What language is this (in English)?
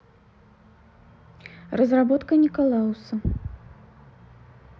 Russian